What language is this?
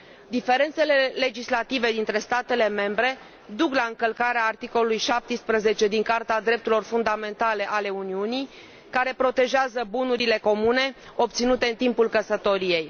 Romanian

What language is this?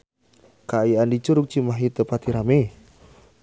Sundanese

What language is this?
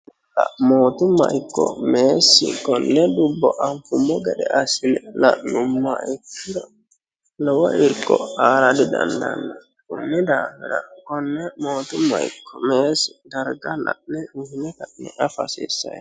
Sidamo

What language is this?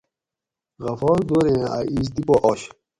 Gawri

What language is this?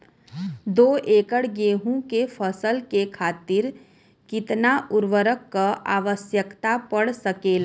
Bhojpuri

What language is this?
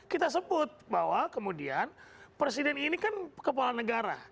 Indonesian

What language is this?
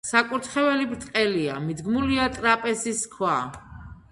Georgian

